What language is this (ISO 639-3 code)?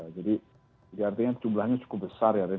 ind